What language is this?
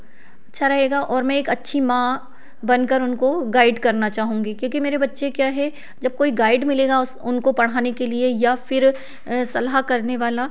Hindi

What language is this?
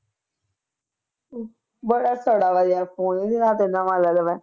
Punjabi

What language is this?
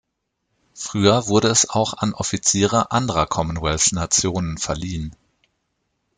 German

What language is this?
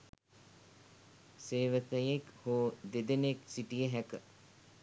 Sinhala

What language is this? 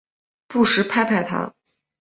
Chinese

